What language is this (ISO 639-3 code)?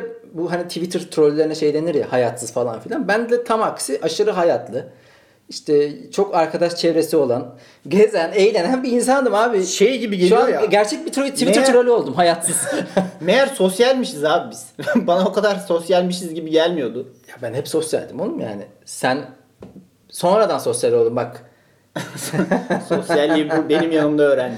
tur